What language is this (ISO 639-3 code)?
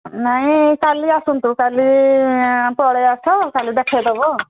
ori